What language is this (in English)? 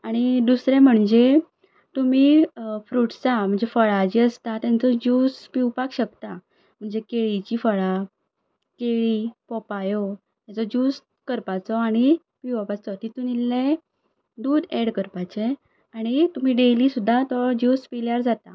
Konkani